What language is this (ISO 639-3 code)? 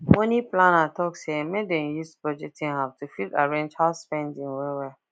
pcm